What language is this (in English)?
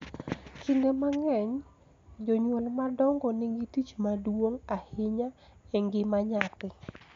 Luo (Kenya and Tanzania)